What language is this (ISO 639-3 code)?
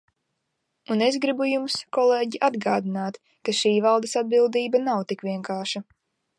lav